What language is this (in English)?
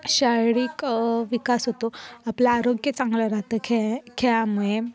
Marathi